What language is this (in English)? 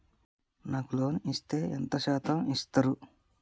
Telugu